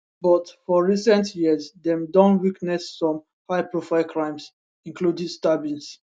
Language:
Nigerian Pidgin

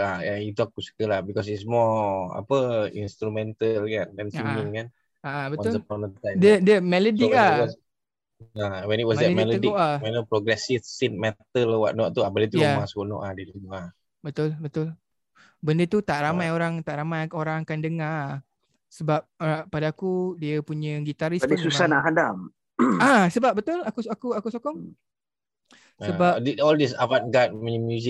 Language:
Malay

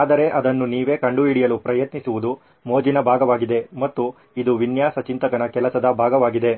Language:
Kannada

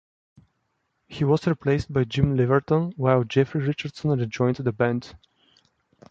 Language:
English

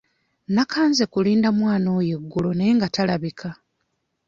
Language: Ganda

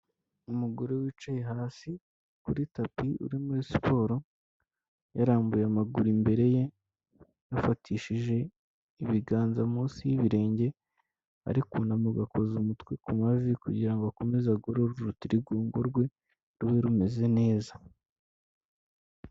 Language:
Kinyarwanda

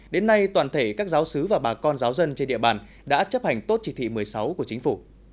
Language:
Vietnamese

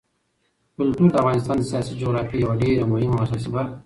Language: Pashto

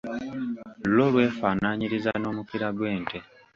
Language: Ganda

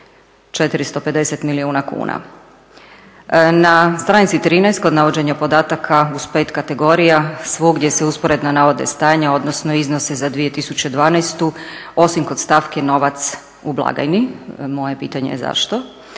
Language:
Croatian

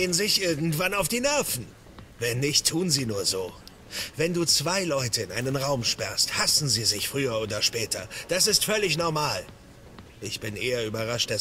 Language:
German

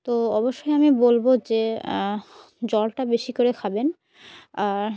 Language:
Bangla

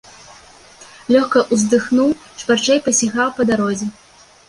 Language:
Belarusian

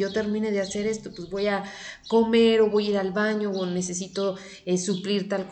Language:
Spanish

